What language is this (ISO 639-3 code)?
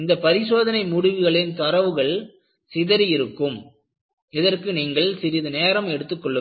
tam